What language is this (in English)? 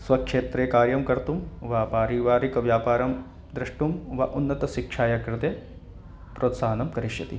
Sanskrit